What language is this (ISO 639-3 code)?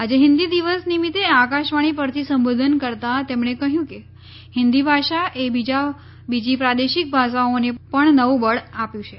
guj